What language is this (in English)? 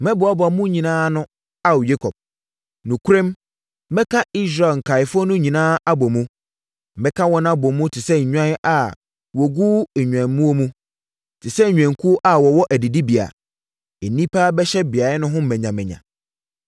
Akan